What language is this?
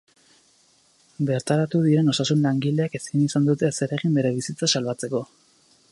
Basque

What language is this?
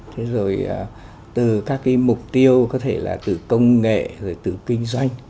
Vietnamese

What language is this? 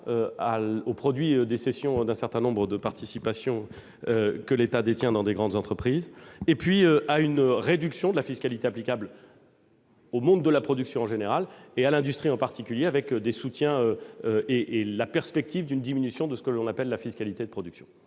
French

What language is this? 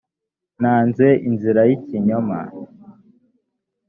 Kinyarwanda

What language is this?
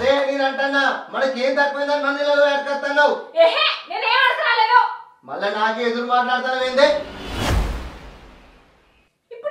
Telugu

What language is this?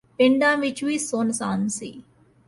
Punjabi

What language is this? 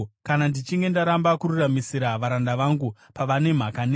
Shona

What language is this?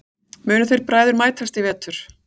Icelandic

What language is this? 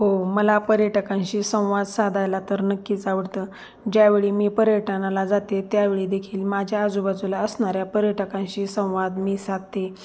Marathi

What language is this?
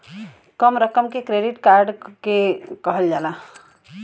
Bhojpuri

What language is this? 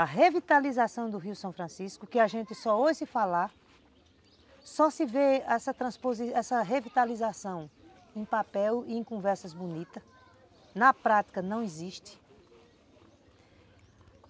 Portuguese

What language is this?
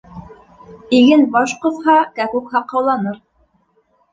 Bashkir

